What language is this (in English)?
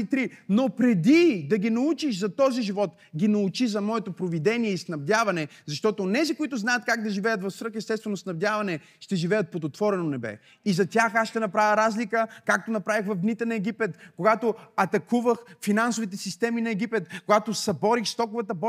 Bulgarian